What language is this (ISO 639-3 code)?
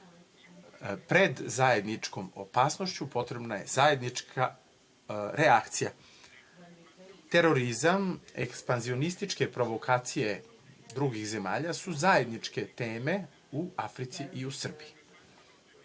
srp